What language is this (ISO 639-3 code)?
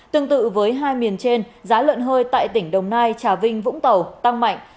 vie